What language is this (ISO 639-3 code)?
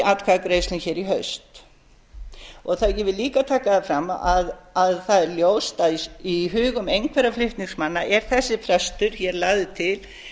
isl